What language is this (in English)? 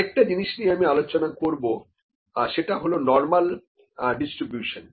Bangla